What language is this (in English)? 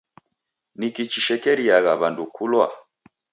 Taita